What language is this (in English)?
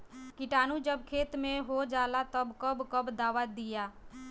Bhojpuri